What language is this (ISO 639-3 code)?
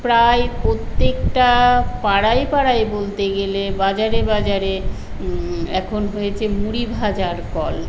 ben